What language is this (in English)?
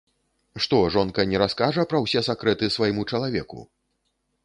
Belarusian